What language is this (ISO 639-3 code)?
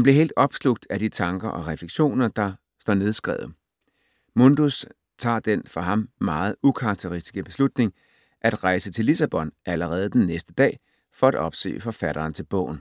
dan